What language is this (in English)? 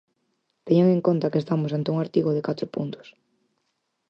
Galician